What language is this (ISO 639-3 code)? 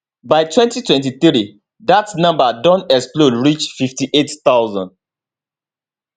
pcm